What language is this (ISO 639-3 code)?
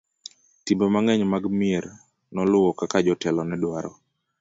luo